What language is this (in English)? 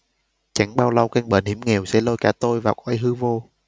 Vietnamese